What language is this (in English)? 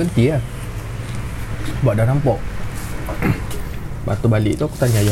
Malay